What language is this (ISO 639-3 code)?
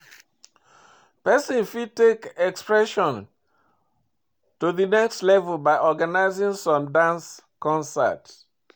pcm